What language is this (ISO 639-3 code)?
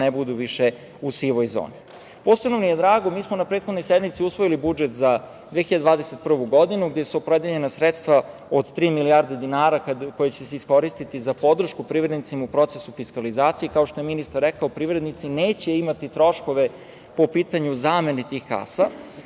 srp